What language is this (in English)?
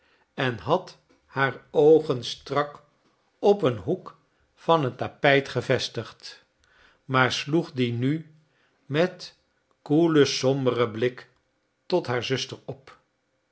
Dutch